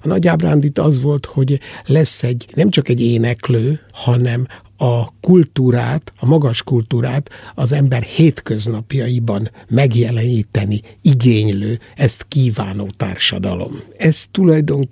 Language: Hungarian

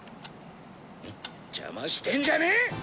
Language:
Japanese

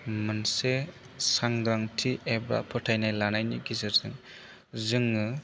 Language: Bodo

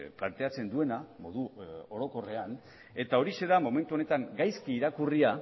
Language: Basque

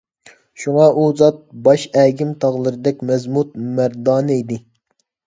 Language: Uyghur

